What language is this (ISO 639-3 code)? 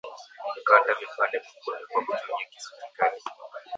swa